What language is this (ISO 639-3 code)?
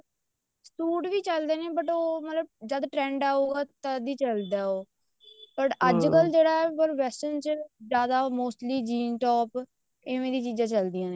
pan